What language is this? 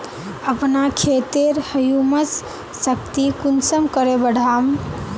Magahi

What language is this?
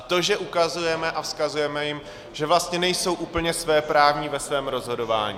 Czech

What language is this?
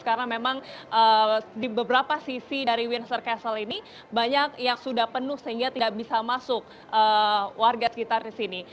Indonesian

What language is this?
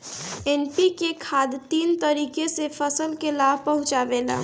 Bhojpuri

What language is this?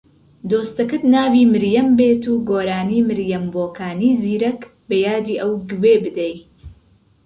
Central Kurdish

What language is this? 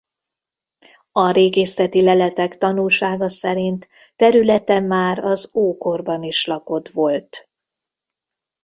Hungarian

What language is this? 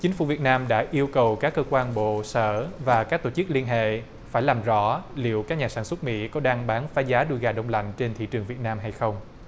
Vietnamese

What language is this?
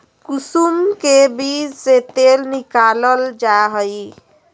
Magahi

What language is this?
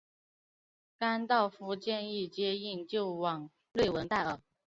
Chinese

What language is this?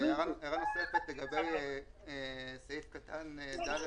Hebrew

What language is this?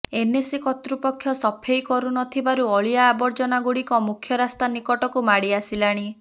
Odia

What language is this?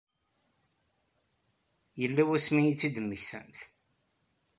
Kabyle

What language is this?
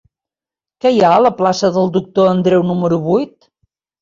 Catalan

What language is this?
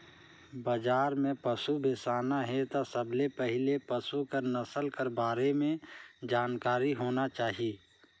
Chhattisgarhi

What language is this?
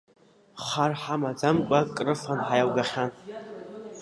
Abkhazian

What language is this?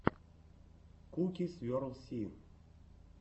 Russian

